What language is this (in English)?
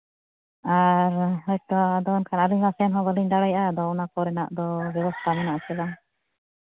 Santali